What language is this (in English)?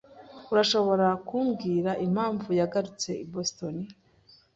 Kinyarwanda